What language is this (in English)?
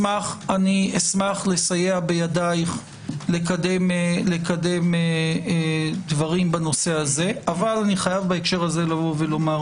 Hebrew